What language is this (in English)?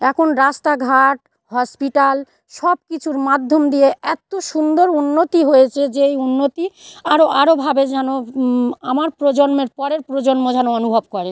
Bangla